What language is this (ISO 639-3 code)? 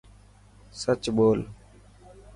mki